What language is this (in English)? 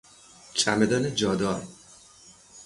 Persian